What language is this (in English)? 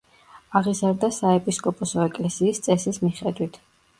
Georgian